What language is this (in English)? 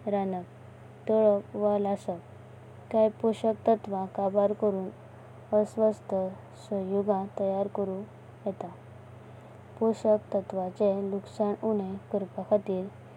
Konkani